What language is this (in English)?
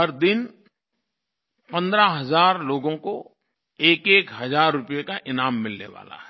Hindi